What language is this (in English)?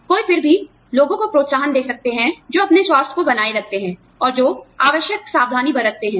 Hindi